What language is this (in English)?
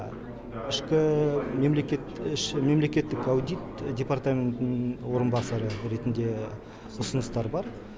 Kazakh